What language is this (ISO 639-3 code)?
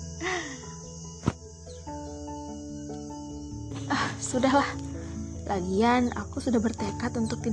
ind